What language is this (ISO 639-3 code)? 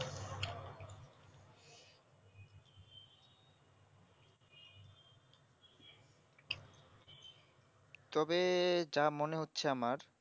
ben